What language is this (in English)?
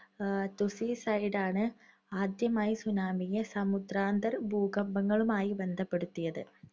Malayalam